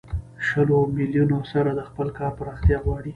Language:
Pashto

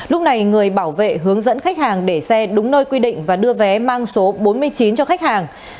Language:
Vietnamese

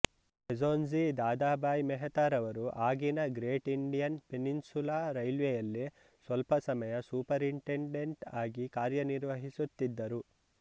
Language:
Kannada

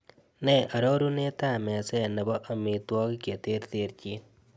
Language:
Kalenjin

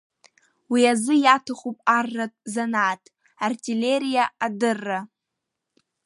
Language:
Abkhazian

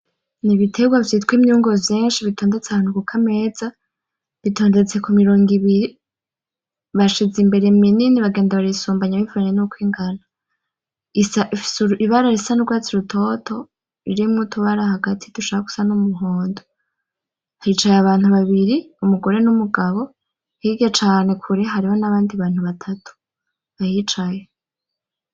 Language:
Rundi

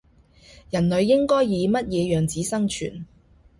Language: Cantonese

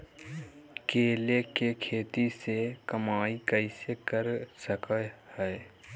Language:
Magahi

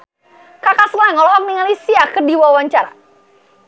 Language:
Sundanese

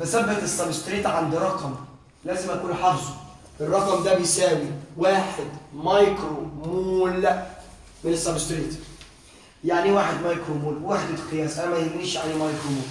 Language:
Arabic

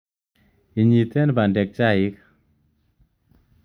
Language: Kalenjin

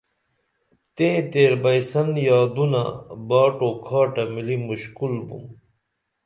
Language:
Dameli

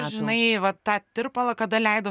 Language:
Lithuanian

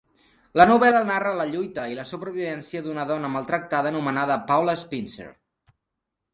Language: Catalan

